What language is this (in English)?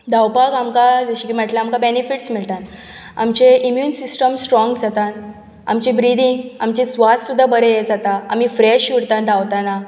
Konkani